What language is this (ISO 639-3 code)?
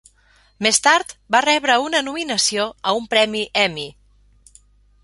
cat